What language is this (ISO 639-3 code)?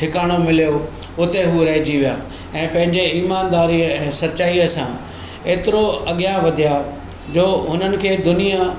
snd